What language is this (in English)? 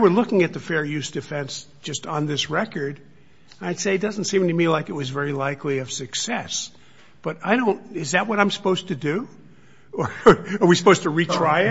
English